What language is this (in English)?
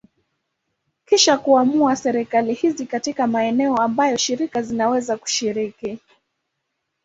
Swahili